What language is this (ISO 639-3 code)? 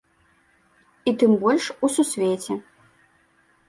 bel